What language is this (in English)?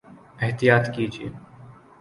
Urdu